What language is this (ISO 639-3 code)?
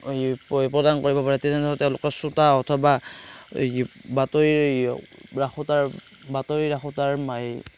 asm